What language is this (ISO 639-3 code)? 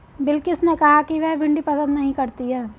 hin